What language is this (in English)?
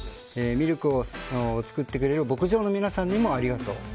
Japanese